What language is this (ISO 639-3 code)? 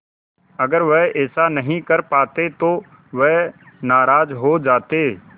hin